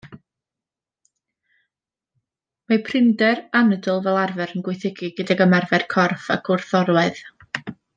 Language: Welsh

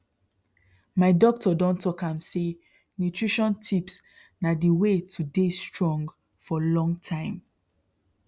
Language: Nigerian Pidgin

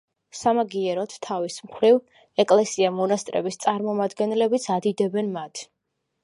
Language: Georgian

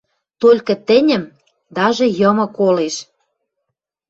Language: Western Mari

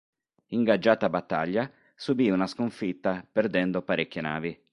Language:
Italian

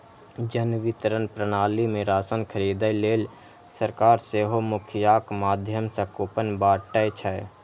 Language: Maithili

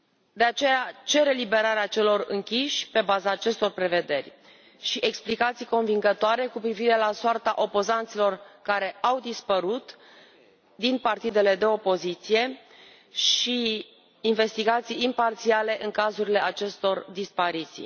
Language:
Romanian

